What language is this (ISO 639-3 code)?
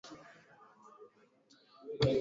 swa